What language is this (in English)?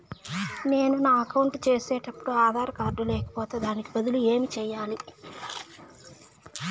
Telugu